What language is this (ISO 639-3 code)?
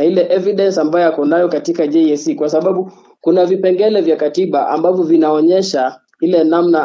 swa